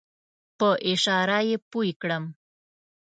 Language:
Pashto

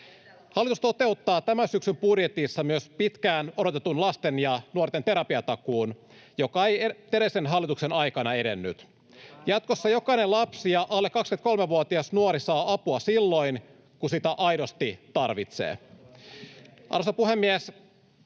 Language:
Finnish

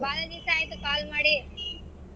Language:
Kannada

